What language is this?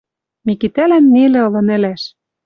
Western Mari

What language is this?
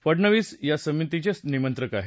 Marathi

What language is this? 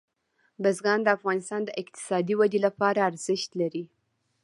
Pashto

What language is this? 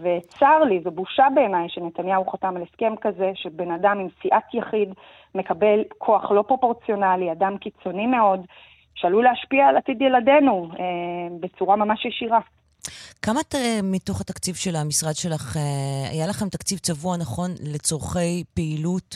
Hebrew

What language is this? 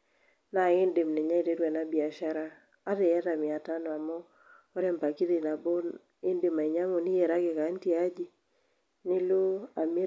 Masai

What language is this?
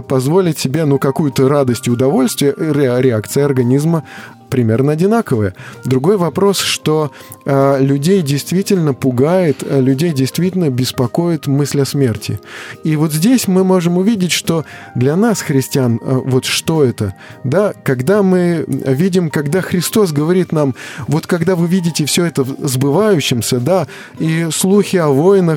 Russian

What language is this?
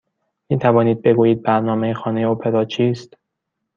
Persian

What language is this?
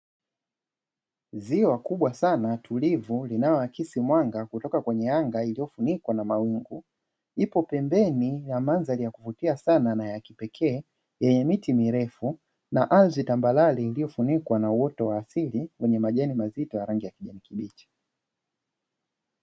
Swahili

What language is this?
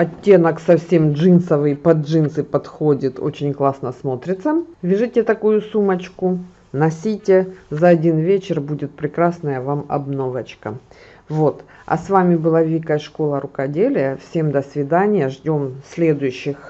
Russian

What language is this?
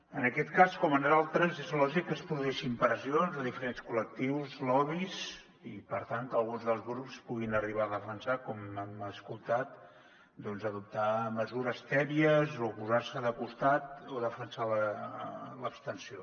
Catalan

